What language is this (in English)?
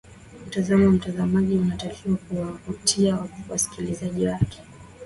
Swahili